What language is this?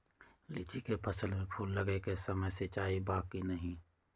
Magahi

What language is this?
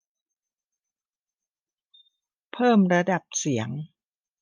Thai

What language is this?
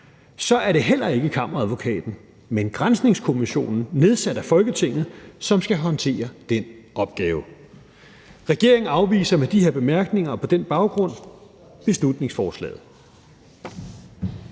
Danish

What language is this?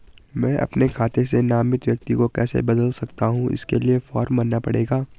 Hindi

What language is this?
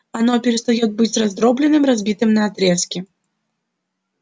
Russian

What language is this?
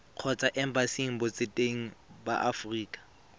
Tswana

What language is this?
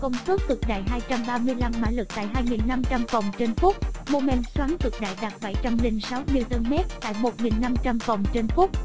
Vietnamese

